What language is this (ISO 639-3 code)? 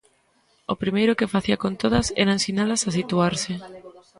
glg